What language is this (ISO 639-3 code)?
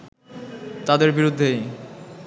ben